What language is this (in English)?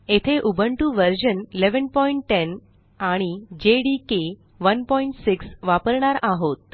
Marathi